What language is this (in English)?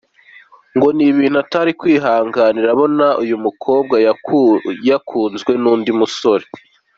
Kinyarwanda